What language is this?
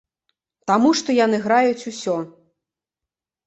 Belarusian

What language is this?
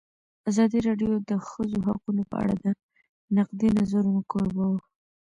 Pashto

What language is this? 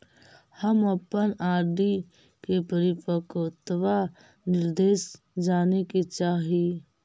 Magahi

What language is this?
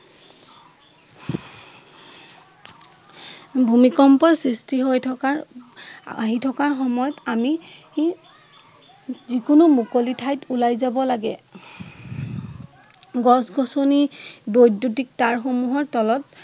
Assamese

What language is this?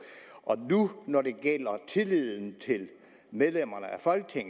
Danish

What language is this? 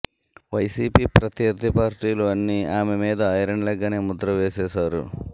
Telugu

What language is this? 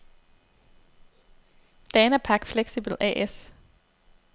Danish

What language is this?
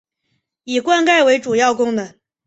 Chinese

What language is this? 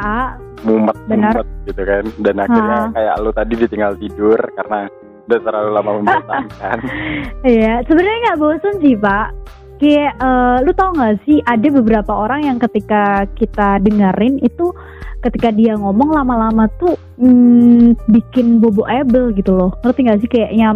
Indonesian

